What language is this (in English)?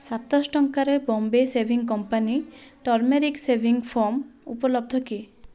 Odia